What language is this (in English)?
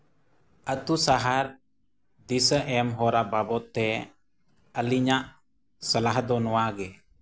Santali